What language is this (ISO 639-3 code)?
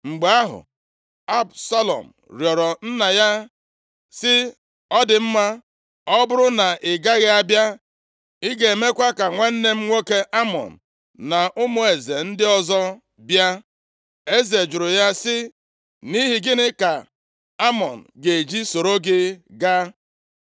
ibo